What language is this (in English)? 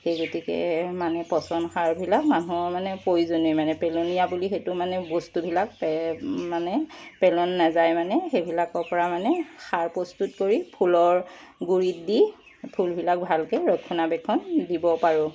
Assamese